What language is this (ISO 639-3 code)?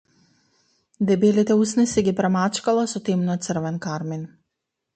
mkd